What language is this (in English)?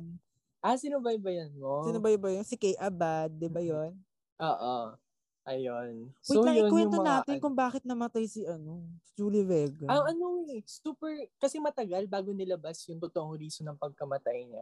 Filipino